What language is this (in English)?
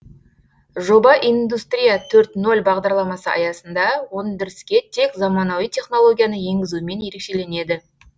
Kazakh